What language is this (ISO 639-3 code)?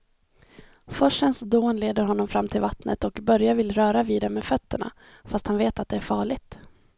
swe